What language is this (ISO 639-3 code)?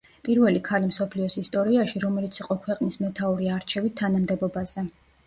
kat